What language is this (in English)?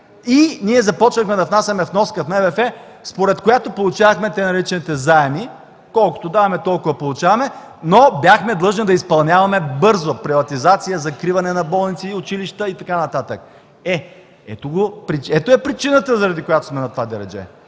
Bulgarian